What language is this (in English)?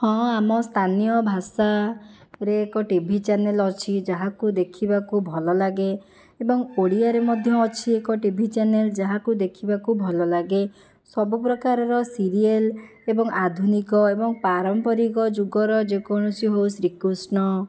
Odia